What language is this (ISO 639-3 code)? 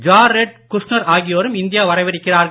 tam